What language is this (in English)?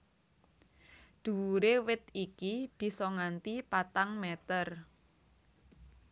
Javanese